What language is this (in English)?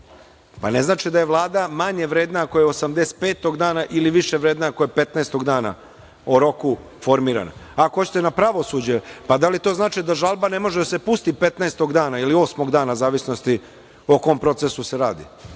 Serbian